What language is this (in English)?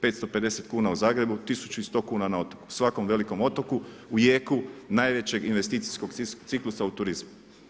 Croatian